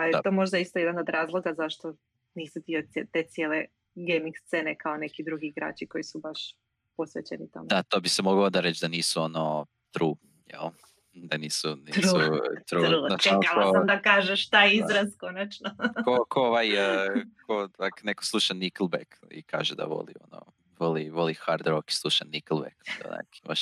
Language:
Croatian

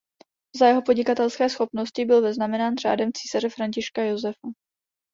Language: Czech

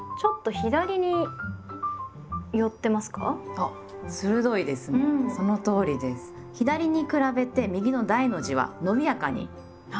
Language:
Japanese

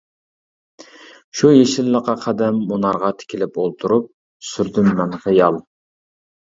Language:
Uyghur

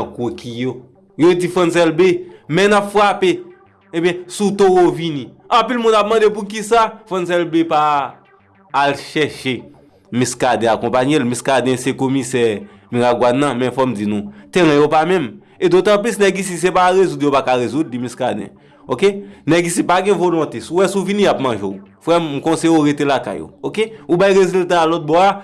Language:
French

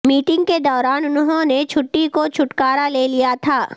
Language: Urdu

